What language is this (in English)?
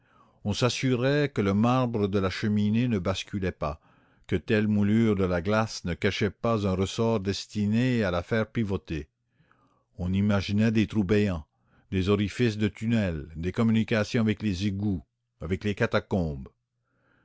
French